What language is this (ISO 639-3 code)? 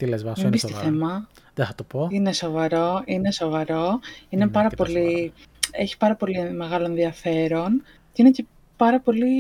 ell